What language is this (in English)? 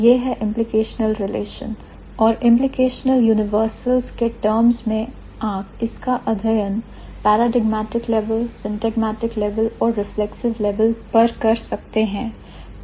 Hindi